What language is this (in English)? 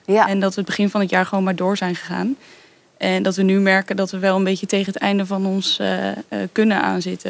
Dutch